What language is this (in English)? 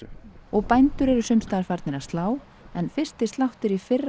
Icelandic